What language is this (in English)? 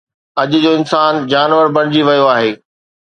Sindhi